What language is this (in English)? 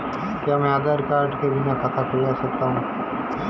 Hindi